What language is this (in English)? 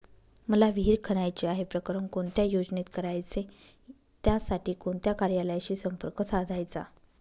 Marathi